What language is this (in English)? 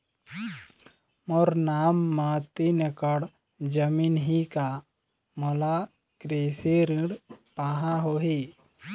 Chhattisgarhi